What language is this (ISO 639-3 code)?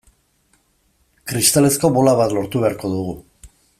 eus